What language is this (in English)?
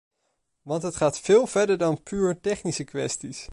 Dutch